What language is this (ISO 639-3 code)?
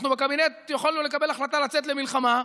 heb